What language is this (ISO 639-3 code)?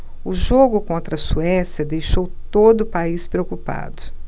por